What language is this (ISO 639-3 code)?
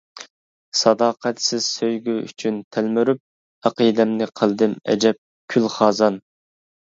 uig